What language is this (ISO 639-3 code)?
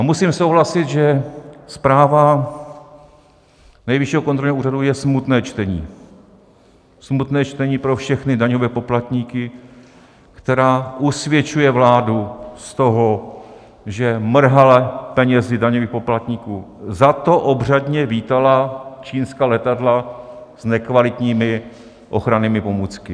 ces